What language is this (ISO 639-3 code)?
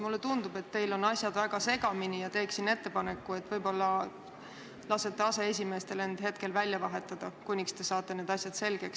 est